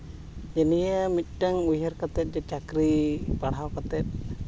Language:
Santali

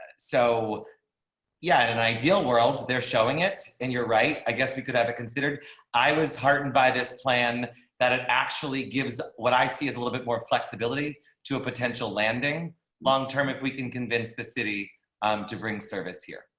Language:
English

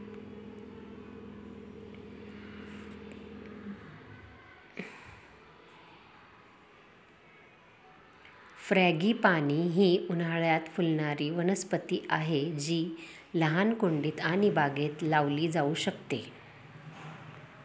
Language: Marathi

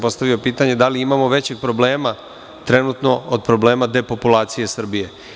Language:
Serbian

